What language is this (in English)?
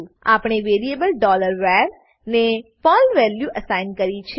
Gujarati